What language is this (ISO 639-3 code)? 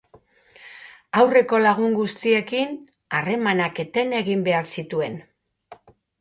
eus